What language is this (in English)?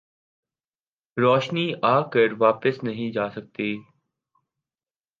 Urdu